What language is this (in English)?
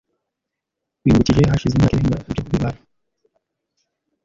Kinyarwanda